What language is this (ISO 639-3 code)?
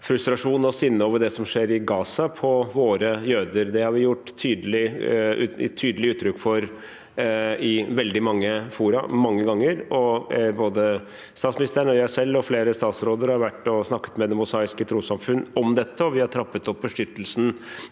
nor